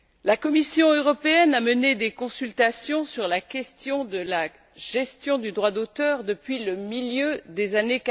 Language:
French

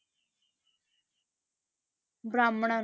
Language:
Punjabi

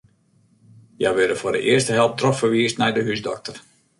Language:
Western Frisian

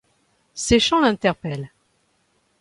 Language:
French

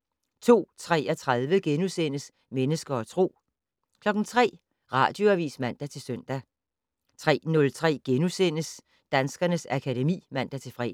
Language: Danish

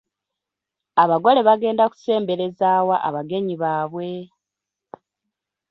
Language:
Ganda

